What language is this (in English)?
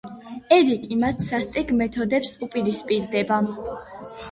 Georgian